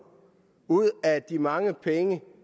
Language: Danish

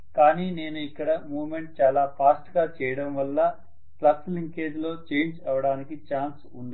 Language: Telugu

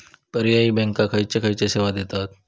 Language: Marathi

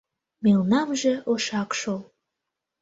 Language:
Mari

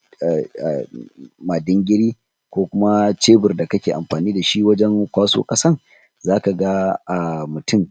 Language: Hausa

